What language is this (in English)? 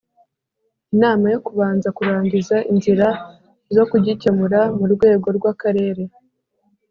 Kinyarwanda